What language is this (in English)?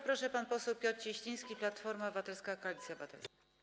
Polish